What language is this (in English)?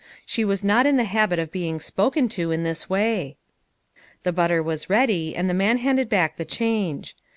English